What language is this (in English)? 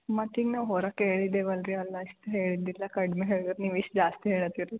Kannada